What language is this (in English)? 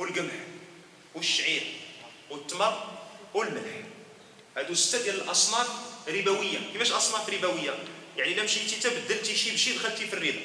Arabic